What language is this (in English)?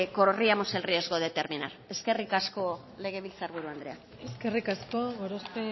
Basque